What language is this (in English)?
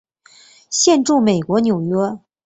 Chinese